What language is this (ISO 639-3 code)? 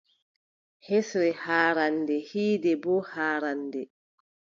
fub